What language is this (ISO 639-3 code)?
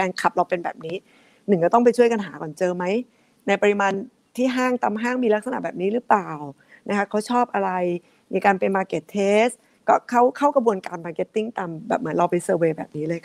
tha